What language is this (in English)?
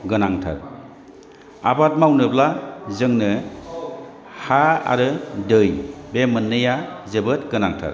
Bodo